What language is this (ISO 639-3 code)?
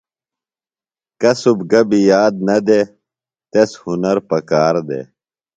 phl